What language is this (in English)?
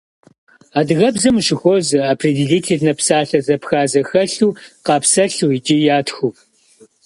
Kabardian